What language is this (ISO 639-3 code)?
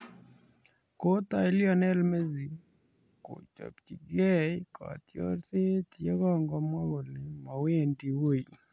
kln